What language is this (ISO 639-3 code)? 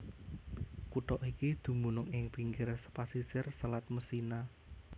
jav